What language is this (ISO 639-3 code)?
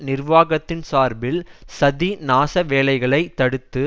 tam